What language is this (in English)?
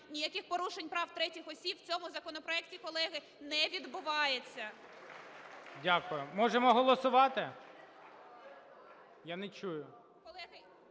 Ukrainian